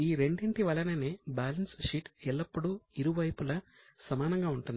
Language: Telugu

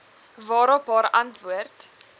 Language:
Afrikaans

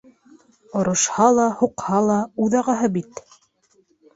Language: Bashkir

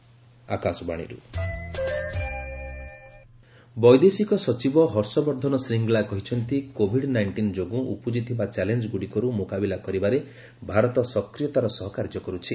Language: Odia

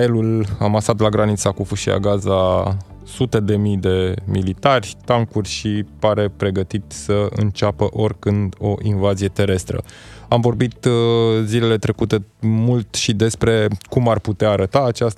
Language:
Romanian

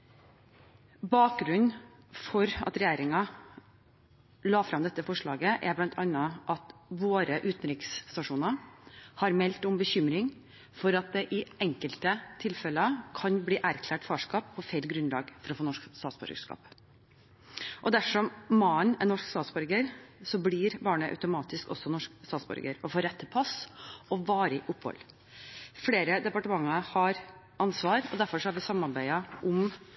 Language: Norwegian Bokmål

